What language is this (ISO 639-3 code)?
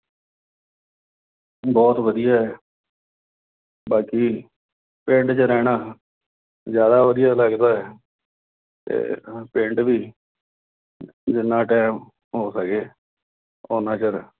pan